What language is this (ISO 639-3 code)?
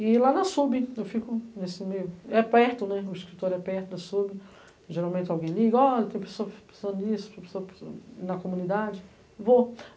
por